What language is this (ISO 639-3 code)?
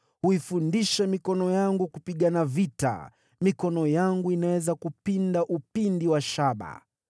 swa